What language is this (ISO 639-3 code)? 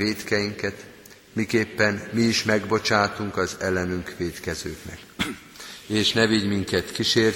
hun